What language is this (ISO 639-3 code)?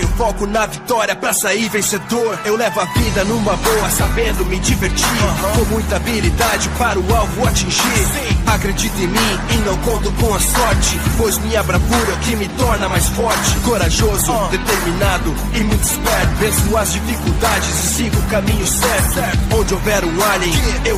por